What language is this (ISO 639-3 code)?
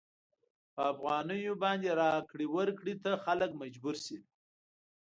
pus